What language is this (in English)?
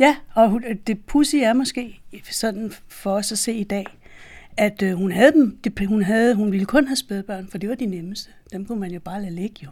Danish